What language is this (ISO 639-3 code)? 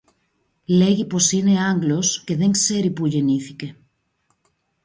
ell